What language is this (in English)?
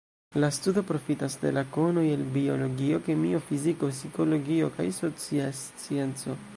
Esperanto